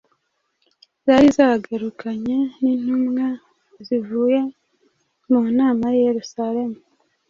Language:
Kinyarwanda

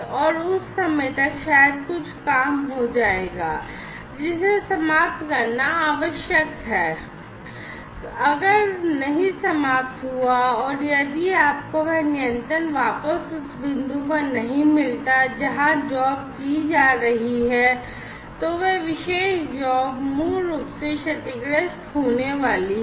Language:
Hindi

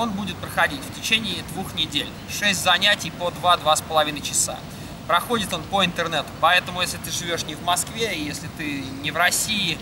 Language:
Russian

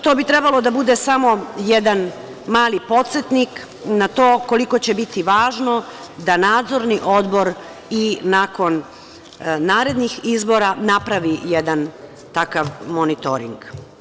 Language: Serbian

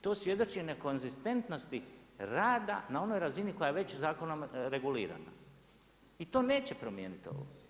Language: Croatian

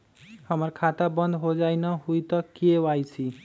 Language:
Magahi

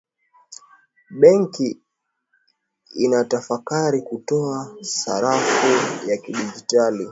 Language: Swahili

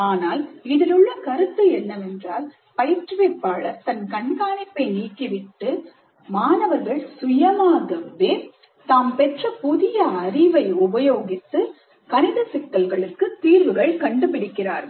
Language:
Tamil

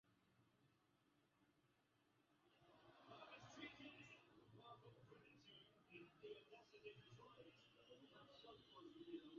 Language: Swahili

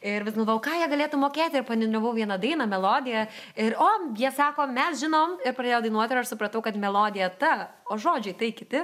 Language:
Lithuanian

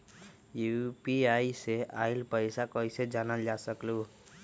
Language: Magahi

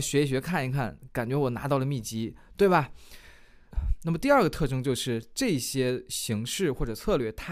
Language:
Chinese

